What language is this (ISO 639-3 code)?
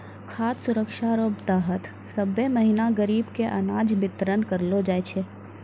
mai